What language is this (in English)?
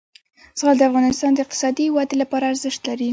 Pashto